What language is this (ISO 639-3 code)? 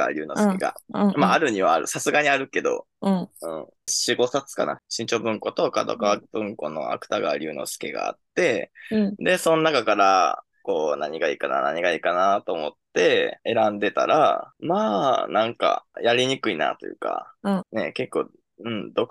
jpn